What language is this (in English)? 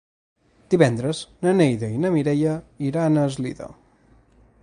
Catalan